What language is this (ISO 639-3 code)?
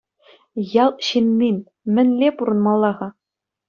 chv